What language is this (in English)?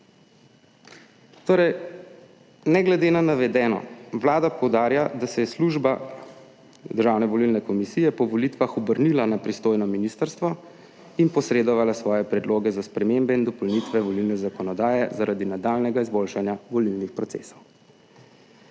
Slovenian